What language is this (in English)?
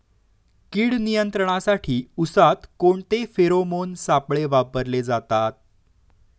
Marathi